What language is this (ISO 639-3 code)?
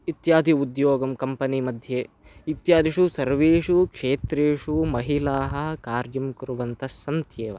san